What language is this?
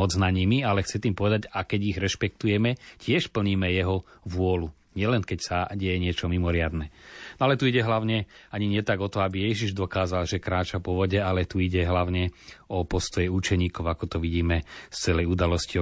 Slovak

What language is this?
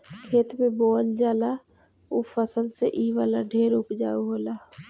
Bhojpuri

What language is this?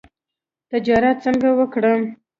Pashto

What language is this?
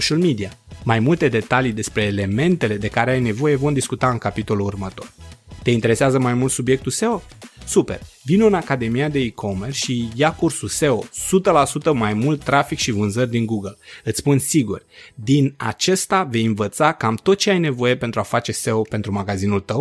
Romanian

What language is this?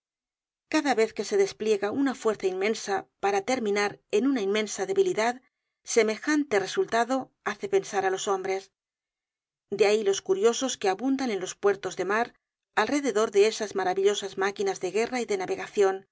Spanish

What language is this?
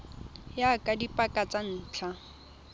Tswana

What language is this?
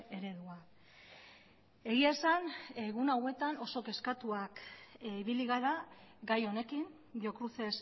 Basque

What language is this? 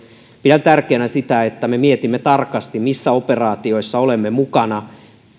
Finnish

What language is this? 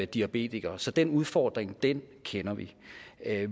Danish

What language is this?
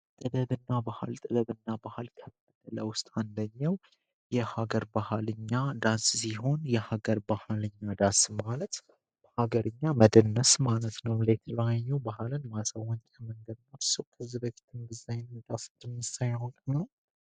Amharic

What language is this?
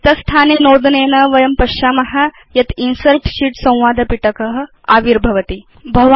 Sanskrit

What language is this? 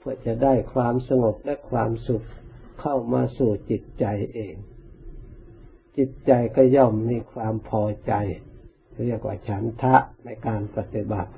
Thai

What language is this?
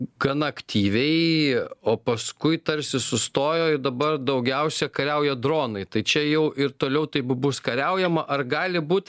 Lithuanian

